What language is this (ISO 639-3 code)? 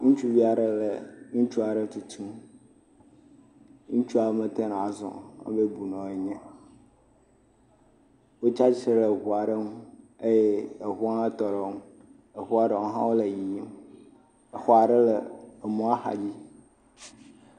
ewe